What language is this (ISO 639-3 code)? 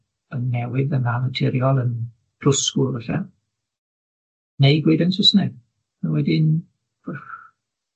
cym